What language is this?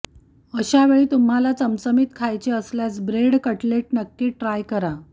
Marathi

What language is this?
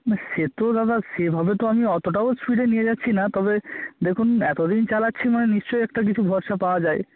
Bangla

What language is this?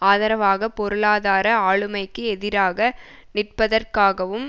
Tamil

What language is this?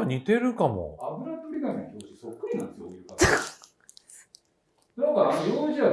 Japanese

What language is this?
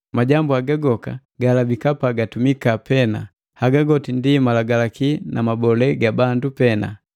Matengo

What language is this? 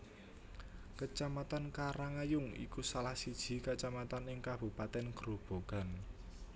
Javanese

